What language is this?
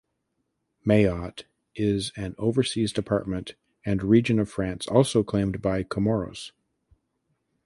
English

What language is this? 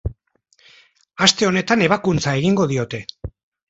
Basque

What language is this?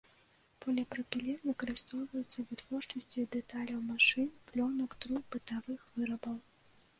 Belarusian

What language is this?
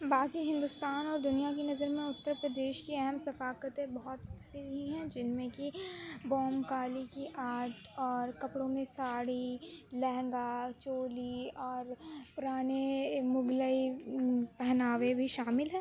Urdu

